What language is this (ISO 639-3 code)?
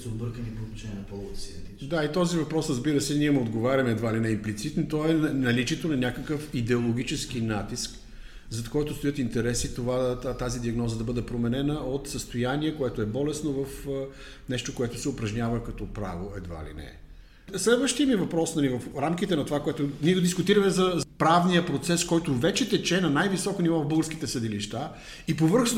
bul